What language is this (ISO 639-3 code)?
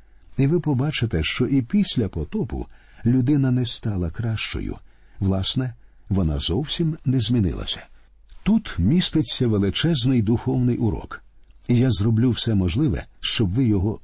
ukr